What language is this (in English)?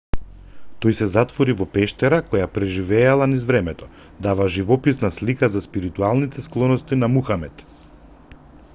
Macedonian